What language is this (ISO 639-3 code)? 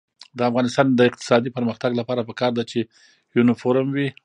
pus